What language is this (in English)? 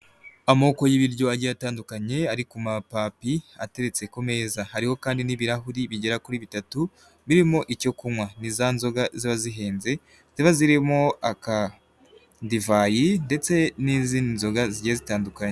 Kinyarwanda